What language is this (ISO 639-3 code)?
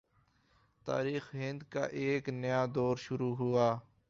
urd